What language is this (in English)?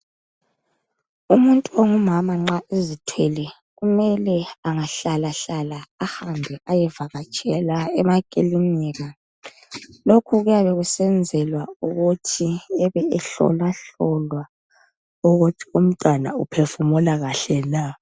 North Ndebele